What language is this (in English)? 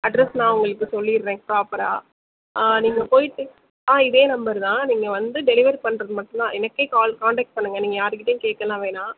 Tamil